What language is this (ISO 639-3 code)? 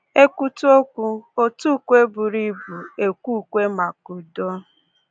ibo